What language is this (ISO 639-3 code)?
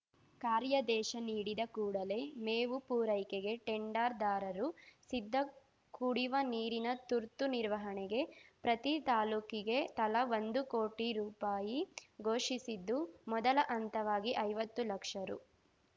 kan